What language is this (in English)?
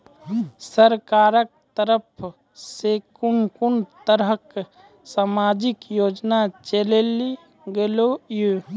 Maithili